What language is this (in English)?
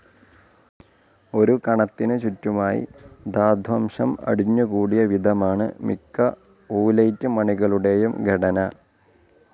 Malayalam